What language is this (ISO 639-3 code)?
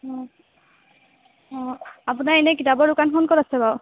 asm